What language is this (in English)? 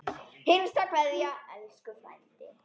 Icelandic